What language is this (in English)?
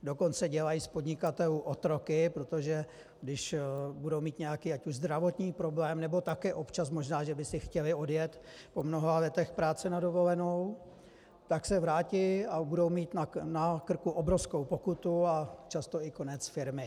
Czech